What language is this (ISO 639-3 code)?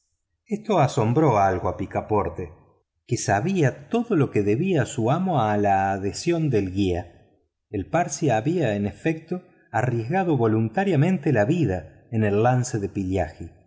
spa